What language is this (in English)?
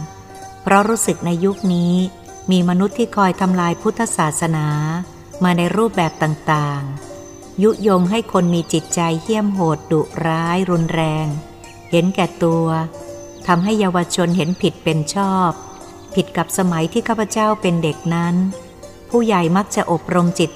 Thai